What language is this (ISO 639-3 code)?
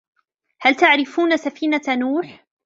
ara